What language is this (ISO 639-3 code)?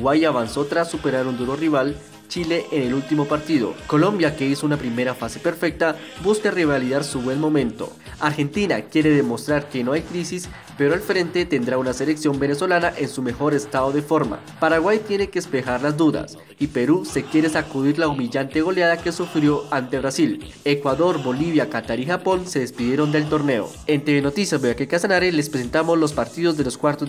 spa